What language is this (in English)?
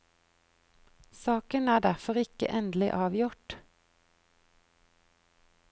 Norwegian